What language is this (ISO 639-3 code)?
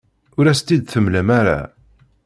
kab